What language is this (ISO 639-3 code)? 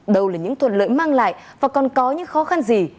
vie